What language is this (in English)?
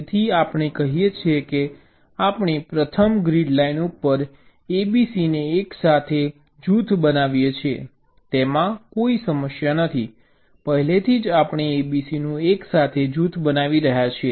Gujarati